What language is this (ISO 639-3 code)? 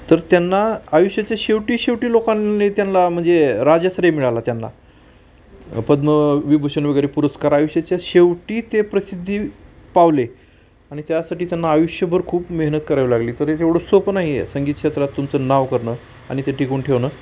mar